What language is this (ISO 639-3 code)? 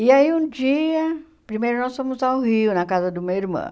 por